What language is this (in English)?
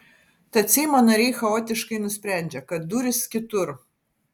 Lithuanian